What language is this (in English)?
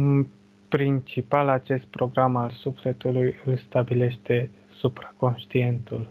Romanian